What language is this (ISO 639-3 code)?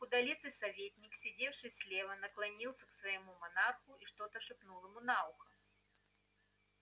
rus